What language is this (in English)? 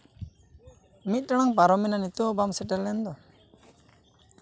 Santali